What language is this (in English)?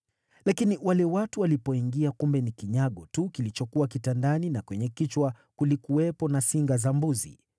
Swahili